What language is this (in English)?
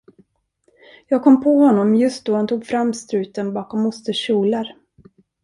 Swedish